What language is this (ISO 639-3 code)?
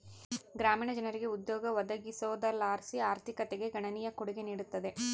kan